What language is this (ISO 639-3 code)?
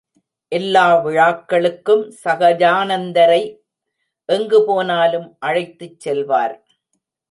tam